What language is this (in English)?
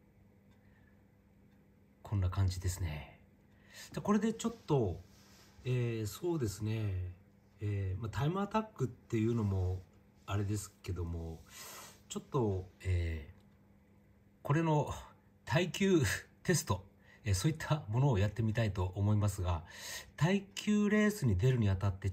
Japanese